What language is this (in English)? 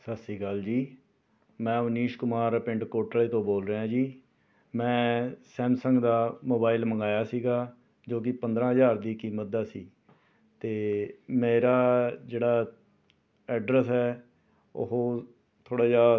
Punjabi